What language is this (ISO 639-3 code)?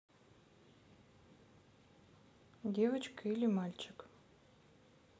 rus